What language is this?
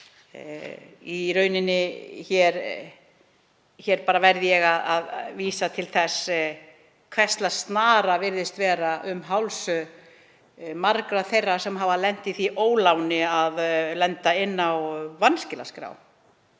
Icelandic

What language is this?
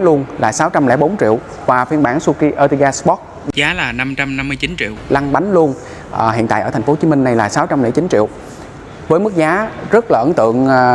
Vietnamese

